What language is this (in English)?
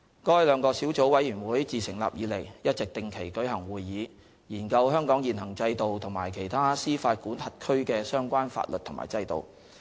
Cantonese